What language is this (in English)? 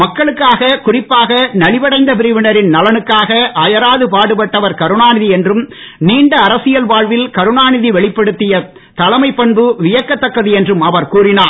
Tamil